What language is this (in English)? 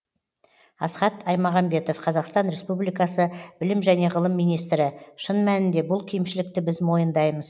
Kazakh